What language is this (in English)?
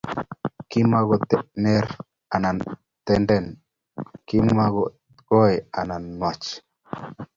Kalenjin